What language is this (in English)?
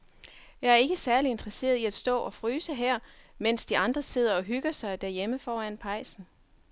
Danish